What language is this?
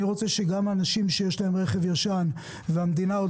Hebrew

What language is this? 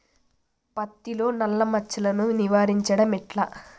Telugu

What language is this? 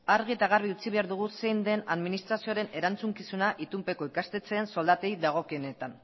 Basque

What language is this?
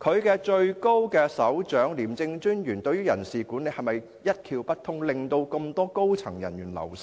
Cantonese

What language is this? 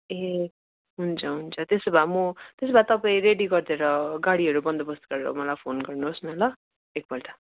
Nepali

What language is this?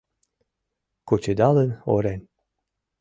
Mari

